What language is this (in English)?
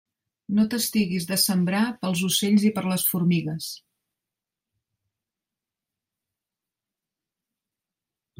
Catalan